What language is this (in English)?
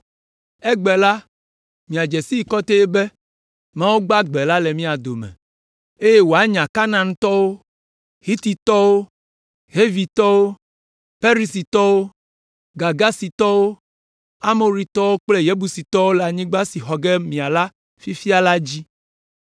Ewe